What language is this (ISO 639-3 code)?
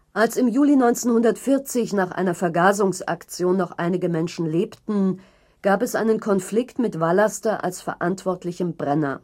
deu